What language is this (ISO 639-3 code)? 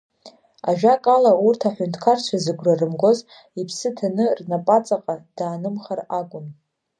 abk